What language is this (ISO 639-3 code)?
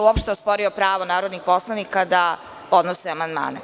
srp